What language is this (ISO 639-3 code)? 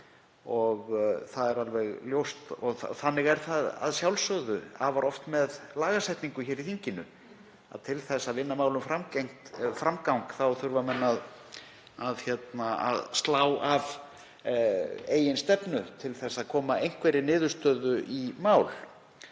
isl